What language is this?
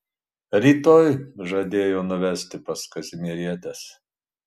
Lithuanian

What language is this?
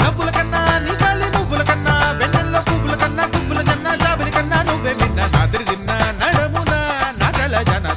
Arabic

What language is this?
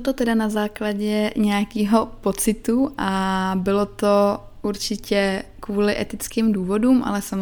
Czech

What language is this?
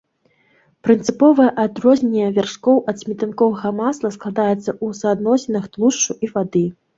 Belarusian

